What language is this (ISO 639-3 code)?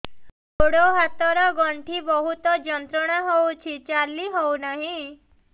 ori